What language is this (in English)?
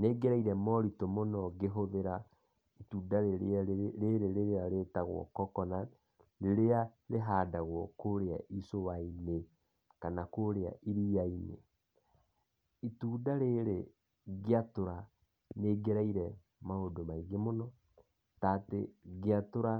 Kikuyu